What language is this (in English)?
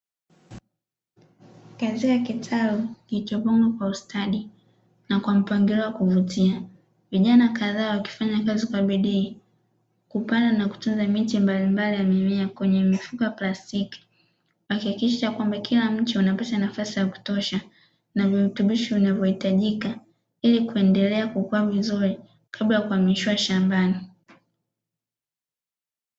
Swahili